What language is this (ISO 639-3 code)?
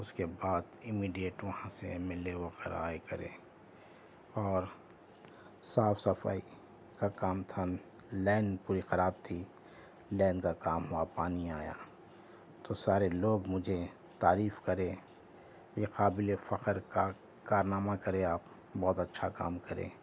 urd